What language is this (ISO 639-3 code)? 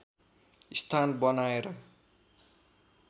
nep